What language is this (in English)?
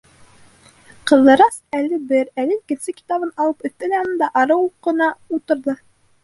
Bashkir